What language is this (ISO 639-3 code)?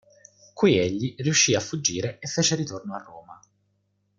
ita